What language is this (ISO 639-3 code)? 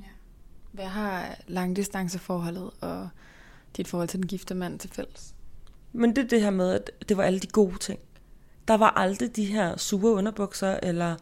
dan